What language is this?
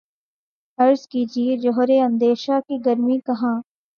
Urdu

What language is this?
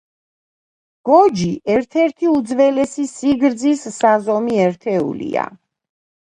Georgian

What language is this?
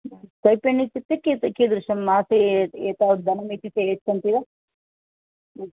Sanskrit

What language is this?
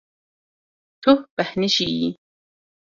Kurdish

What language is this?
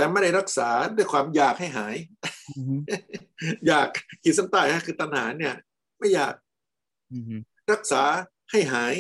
Thai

